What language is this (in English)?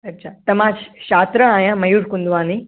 Sindhi